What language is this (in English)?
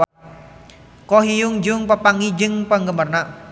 Sundanese